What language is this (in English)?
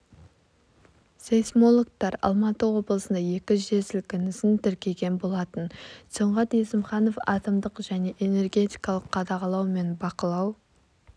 Kazakh